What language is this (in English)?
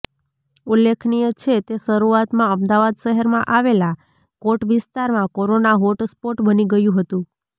Gujarati